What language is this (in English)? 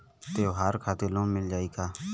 Bhojpuri